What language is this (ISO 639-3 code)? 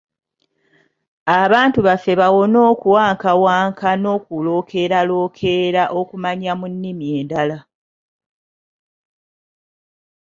lug